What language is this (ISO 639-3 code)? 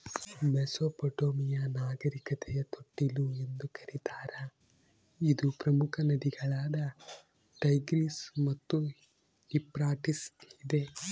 kan